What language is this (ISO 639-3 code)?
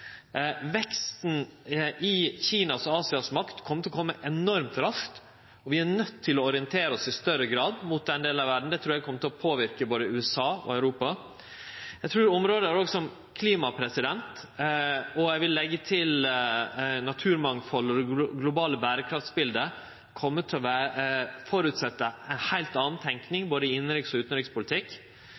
nno